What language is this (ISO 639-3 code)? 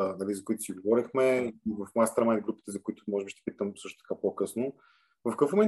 bul